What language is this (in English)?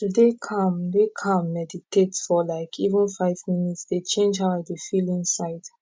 Nigerian Pidgin